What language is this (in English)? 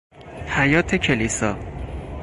Persian